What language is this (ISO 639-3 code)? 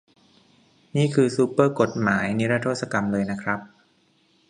tha